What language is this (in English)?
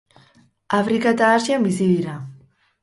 Basque